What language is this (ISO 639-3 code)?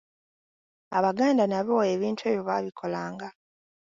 lug